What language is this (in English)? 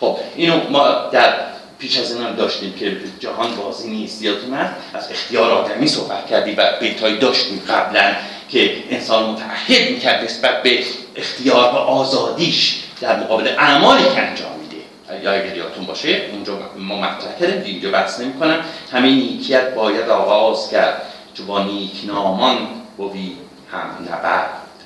Persian